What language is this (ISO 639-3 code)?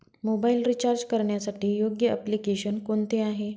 mar